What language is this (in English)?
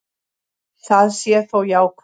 Icelandic